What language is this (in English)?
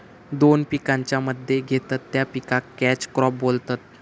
Marathi